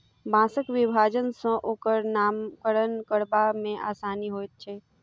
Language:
Maithili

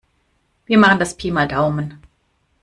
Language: German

